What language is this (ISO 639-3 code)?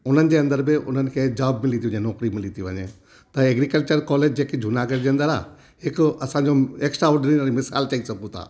snd